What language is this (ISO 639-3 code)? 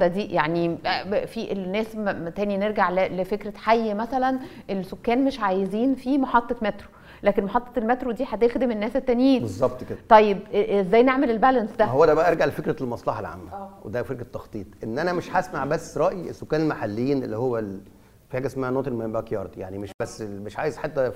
ara